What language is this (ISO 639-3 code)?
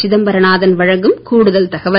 tam